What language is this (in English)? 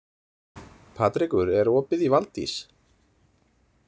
Icelandic